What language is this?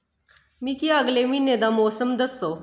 Dogri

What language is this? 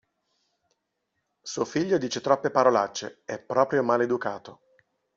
Italian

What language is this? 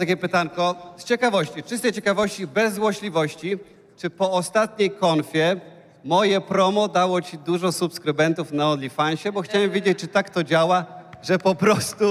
Polish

